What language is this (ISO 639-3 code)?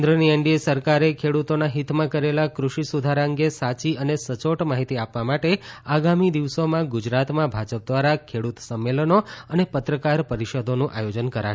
guj